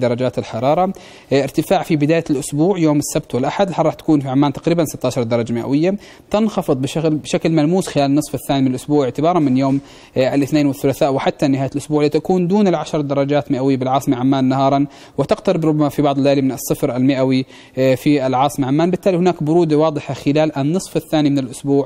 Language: Arabic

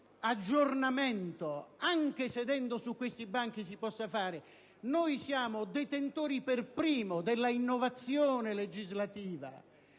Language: Italian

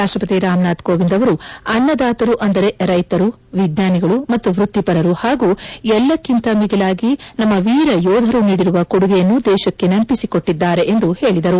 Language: Kannada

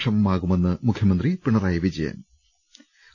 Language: Malayalam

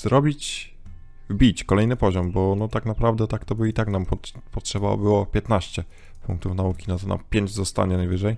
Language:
Polish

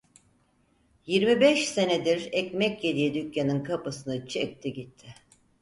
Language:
Turkish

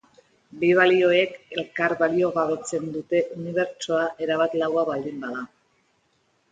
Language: Basque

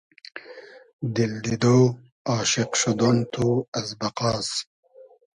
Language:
Hazaragi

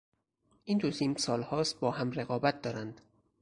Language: Persian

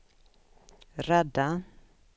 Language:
Swedish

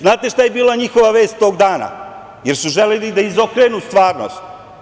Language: Serbian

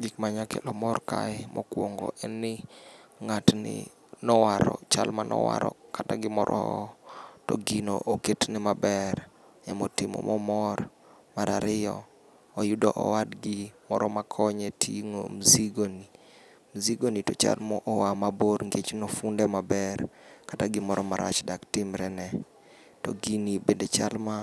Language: Luo (Kenya and Tanzania)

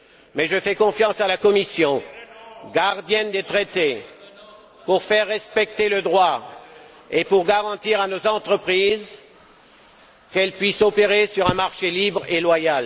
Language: French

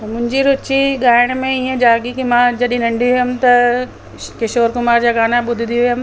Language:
Sindhi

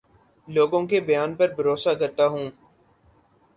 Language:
Urdu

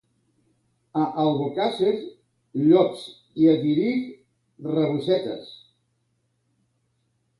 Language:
Catalan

